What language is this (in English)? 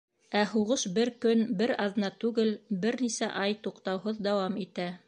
Bashkir